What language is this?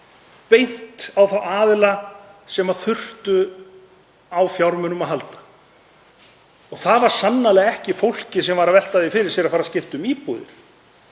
Icelandic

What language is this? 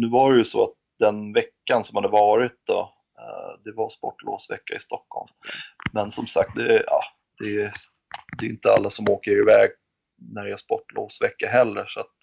Swedish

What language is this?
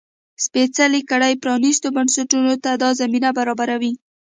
Pashto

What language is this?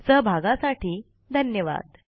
Marathi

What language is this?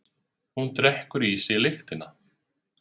Icelandic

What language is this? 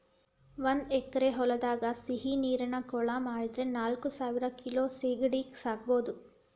Kannada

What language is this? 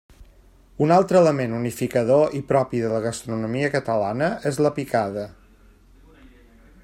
Catalan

